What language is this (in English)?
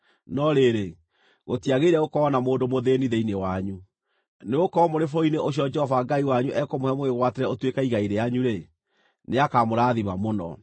Kikuyu